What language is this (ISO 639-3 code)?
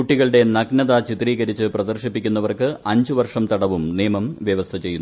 mal